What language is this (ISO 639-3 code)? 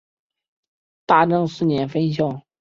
zho